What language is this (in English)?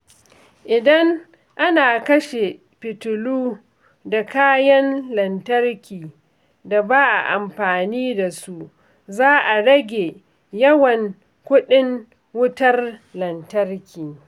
Hausa